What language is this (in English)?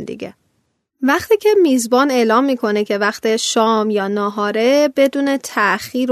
Persian